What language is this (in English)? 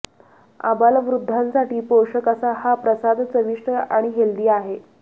Marathi